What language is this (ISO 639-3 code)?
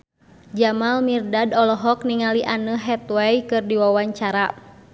sun